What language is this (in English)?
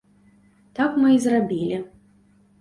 Belarusian